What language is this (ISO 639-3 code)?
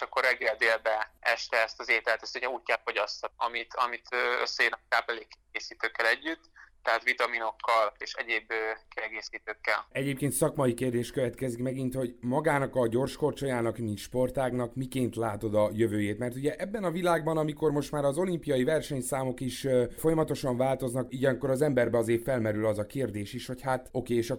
hun